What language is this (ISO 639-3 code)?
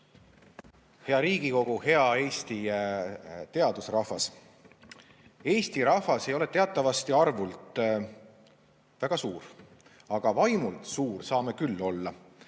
est